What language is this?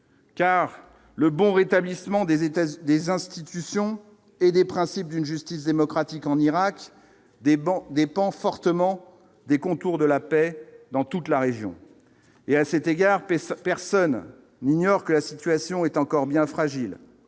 French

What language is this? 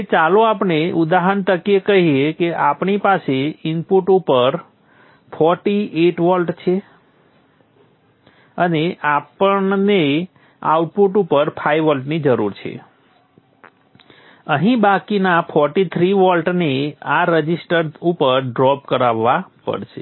Gujarati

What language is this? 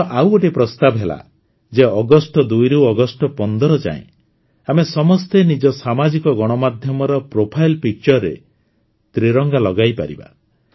Odia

